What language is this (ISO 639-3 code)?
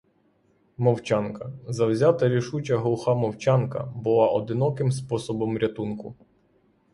ukr